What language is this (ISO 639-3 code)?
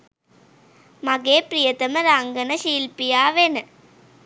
sin